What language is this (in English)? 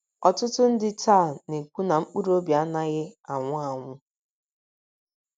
Igbo